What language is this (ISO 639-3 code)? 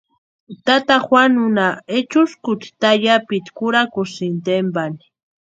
pua